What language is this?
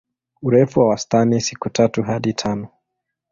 Swahili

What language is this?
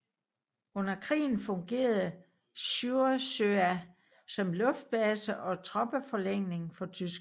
Danish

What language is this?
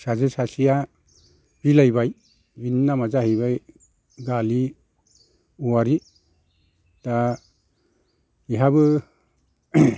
Bodo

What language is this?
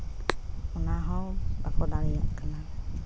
Santali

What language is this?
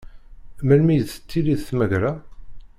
Kabyle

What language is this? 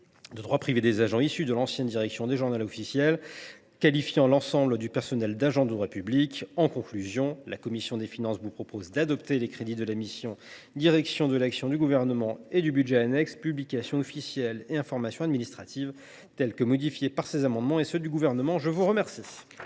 French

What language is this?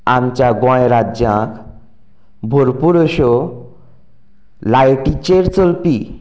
Konkani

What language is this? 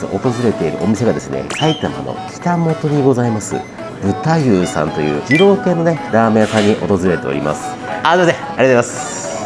Japanese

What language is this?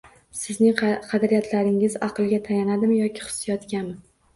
Uzbek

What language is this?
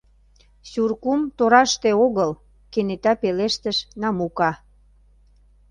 Mari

